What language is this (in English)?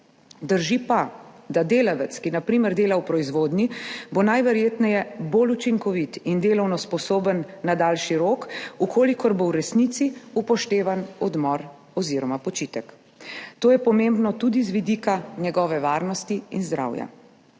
Slovenian